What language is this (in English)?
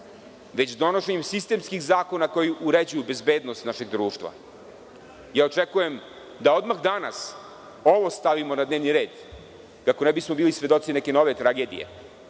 Serbian